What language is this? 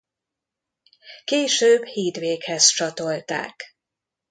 Hungarian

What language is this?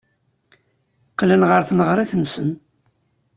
Kabyle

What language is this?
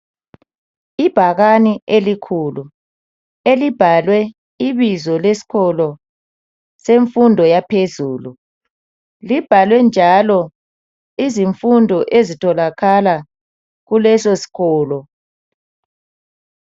North Ndebele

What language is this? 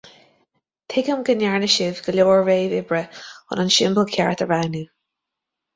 Irish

